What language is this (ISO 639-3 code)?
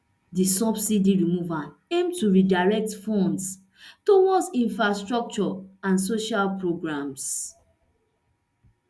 pcm